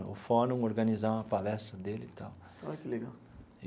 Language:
Portuguese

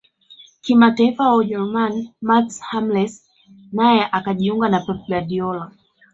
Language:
Swahili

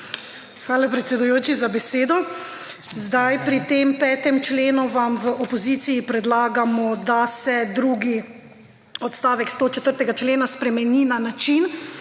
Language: Slovenian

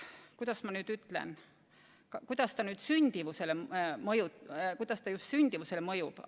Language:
Estonian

